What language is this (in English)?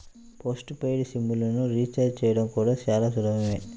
Telugu